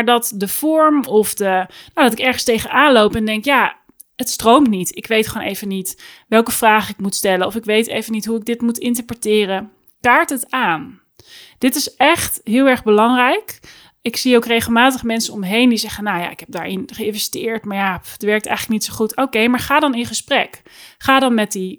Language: Dutch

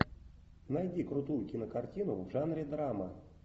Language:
Russian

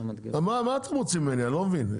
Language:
Hebrew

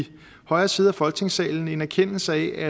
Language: Danish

